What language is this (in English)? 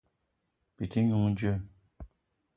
Eton (Cameroon)